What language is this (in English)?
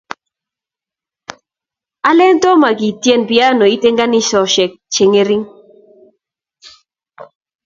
Kalenjin